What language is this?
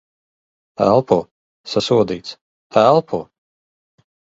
Latvian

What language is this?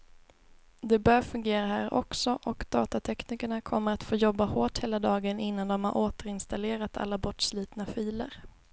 Swedish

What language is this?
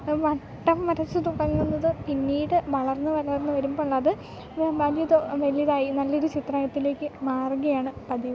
Malayalam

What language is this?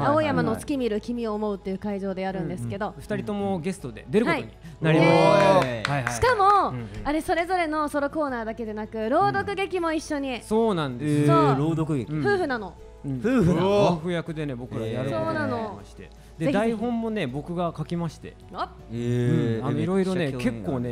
Japanese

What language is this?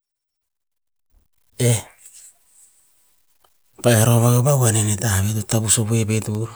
Tinputz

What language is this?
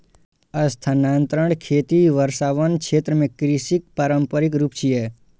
Maithili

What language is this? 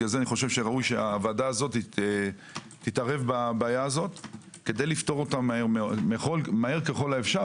Hebrew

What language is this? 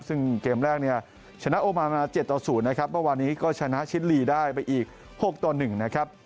Thai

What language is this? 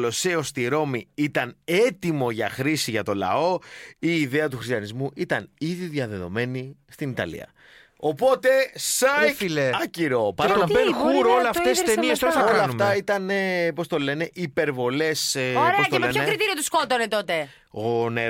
Greek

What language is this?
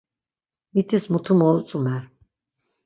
Laz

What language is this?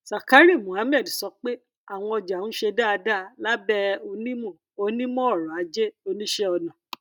Yoruba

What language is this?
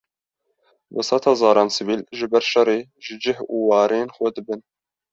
Kurdish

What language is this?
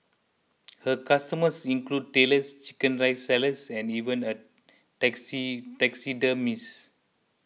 English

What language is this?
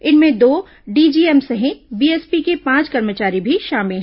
Hindi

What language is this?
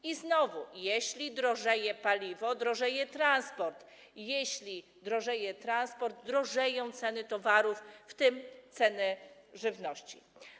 Polish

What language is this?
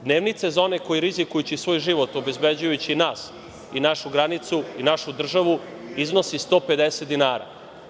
Serbian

